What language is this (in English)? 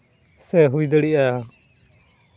Santali